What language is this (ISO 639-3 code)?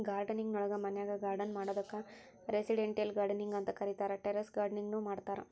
kan